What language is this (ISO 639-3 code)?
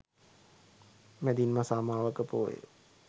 sin